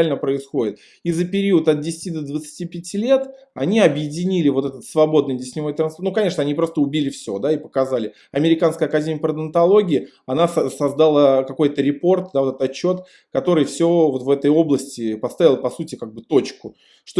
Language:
Russian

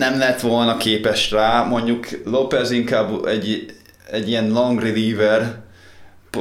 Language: Hungarian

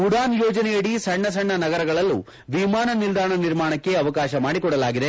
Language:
Kannada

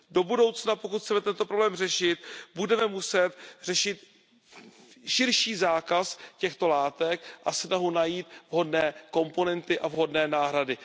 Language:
Czech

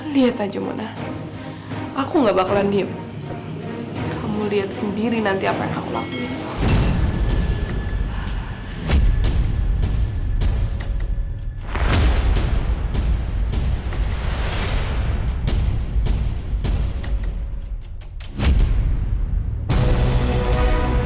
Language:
Indonesian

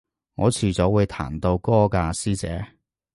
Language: Cantonese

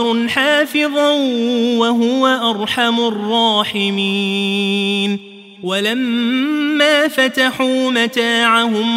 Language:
Arabic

